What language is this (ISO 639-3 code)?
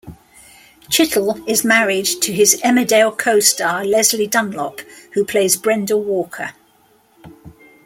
eng